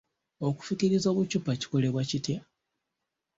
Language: Ganda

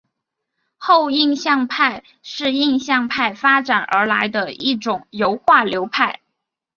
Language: Chinese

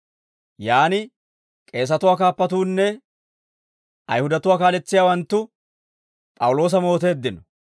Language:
Dawro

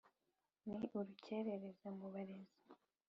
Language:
Kinyarwanda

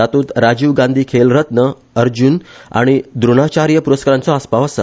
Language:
Konkani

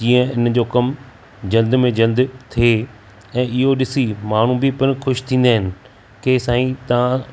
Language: Sindhi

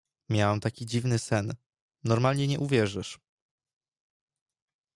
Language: Polish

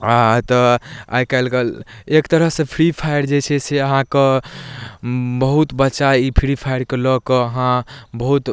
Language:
Maithili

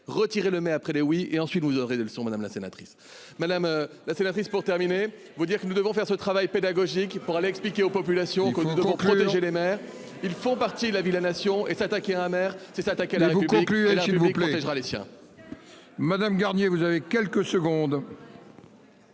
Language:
French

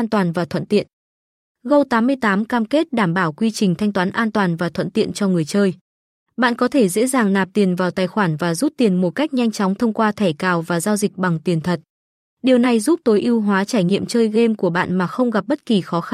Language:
Vietnamese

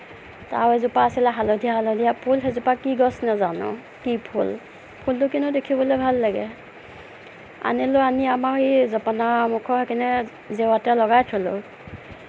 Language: Assamese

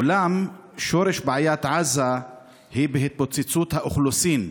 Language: Hebrew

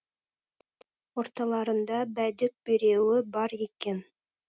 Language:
Kazakh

